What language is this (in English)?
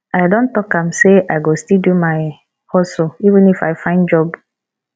Nigerian Pidgin